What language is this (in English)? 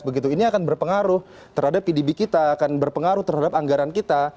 Indonesian